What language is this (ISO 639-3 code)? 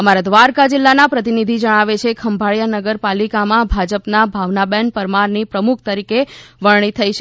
guj